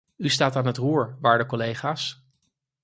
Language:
Dutch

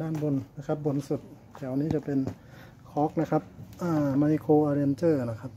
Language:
Thai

